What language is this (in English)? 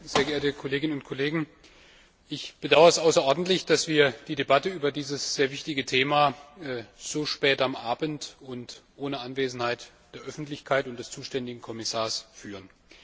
German